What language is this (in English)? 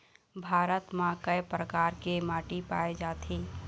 Chhattisgarhi